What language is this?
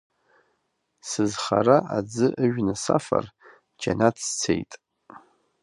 Abkhazian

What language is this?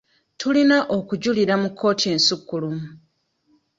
Ganda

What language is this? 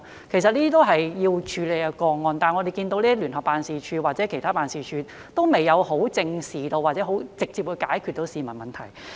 Cantonese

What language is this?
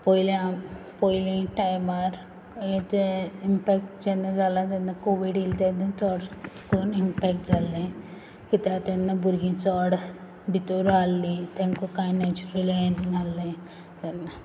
Konkani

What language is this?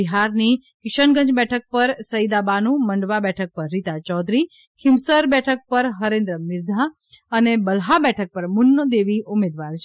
Gujarati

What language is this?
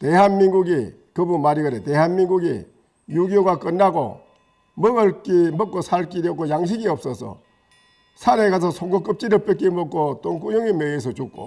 Korean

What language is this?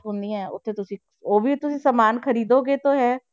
Punjabi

